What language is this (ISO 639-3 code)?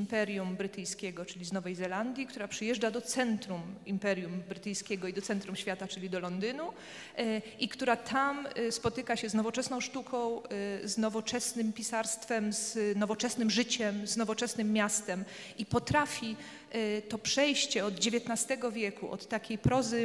pol